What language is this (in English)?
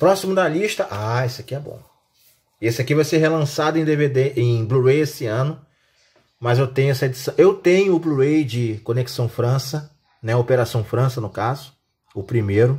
Portuguese